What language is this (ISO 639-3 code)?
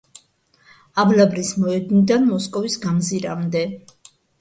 kat